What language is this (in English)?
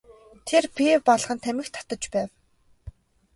Mongolian